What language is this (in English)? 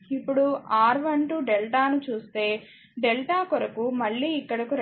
Telugu